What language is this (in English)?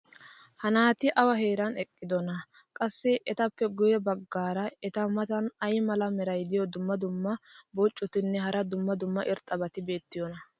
Wolaytta